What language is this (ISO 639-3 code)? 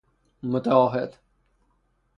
fas